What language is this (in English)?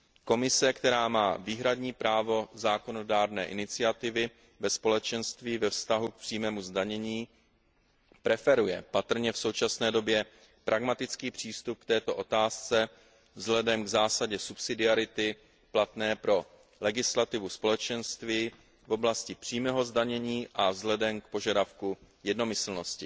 Czech